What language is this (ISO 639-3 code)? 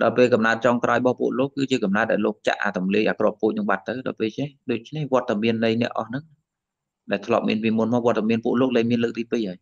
vie